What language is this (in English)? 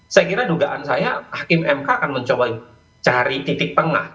Indonesian